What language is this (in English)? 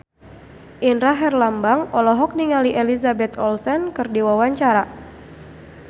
Sundanese